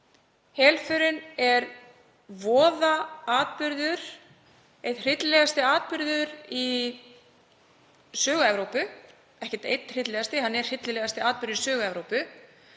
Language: Icelandic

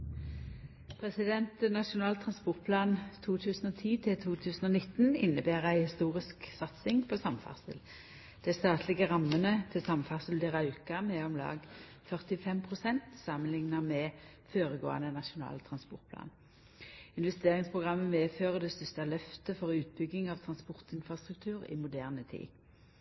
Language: Norwegian Nynorsk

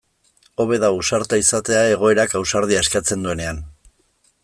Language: Basque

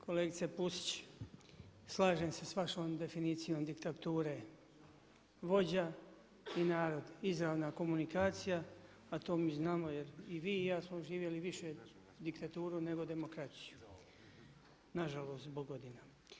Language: Croatian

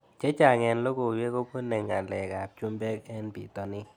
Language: Kalenjin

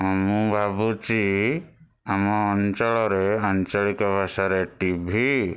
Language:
Odia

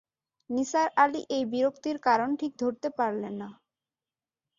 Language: Bangla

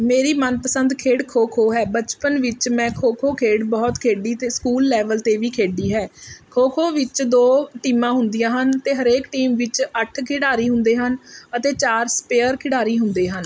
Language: Punjabi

